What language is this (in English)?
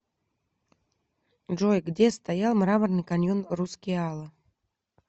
Russian